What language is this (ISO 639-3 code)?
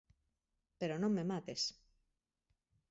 glg